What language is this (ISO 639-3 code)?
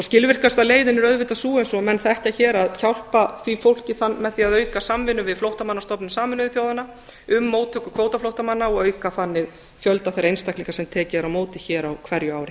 isl